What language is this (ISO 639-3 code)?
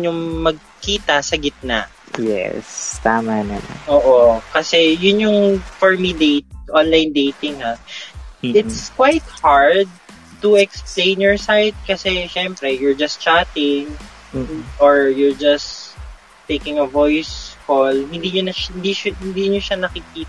fil